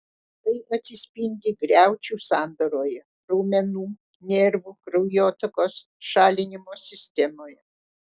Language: Lithuanian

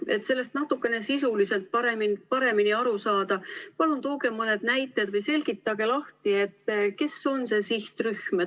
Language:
Estonian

